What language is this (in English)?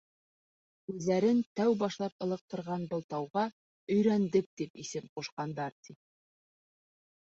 Bashkir